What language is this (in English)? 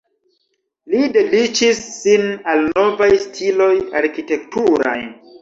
Esperanto